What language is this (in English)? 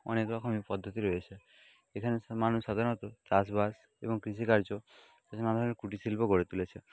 Bangla